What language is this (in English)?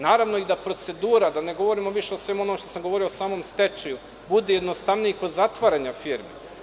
Serbian